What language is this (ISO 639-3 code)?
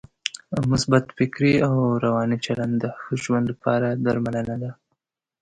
pus